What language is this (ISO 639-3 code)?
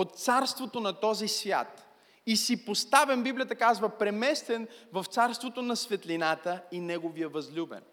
bul